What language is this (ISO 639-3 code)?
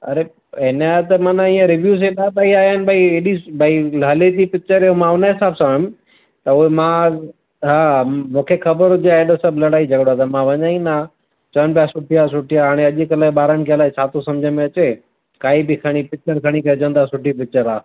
snd